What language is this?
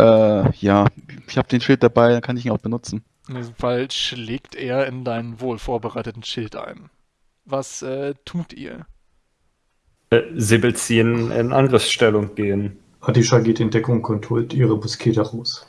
German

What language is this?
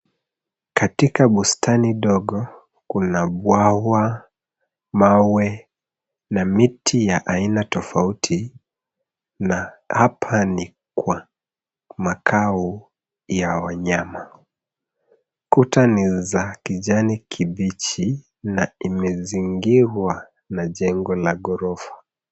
Swahili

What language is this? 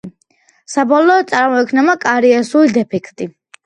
Georgian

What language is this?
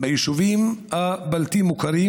Hebrew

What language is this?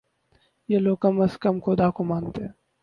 Urdu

